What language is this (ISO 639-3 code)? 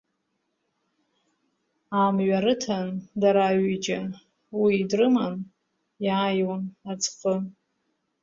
abk